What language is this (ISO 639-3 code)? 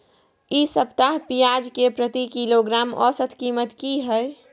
mai